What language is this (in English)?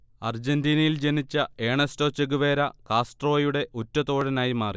Malayalam